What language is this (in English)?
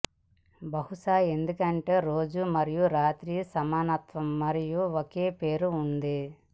Telugu